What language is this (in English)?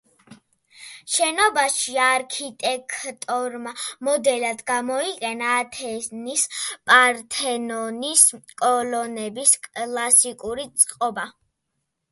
Georgian